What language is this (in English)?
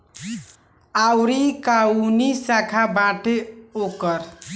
Bhojpuri